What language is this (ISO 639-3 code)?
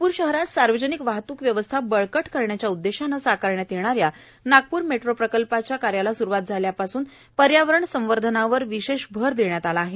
mar